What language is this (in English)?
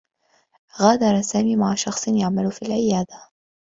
Arabic